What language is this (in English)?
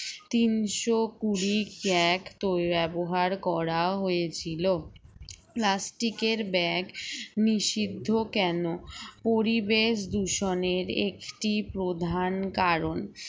Bangla